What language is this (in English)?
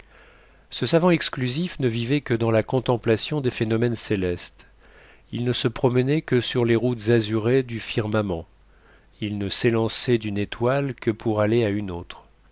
French